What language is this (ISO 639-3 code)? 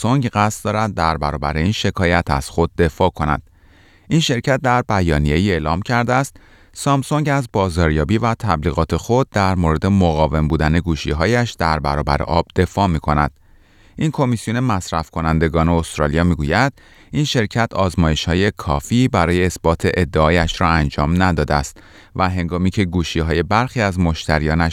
fas